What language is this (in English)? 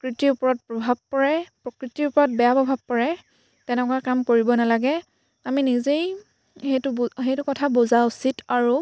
Assamese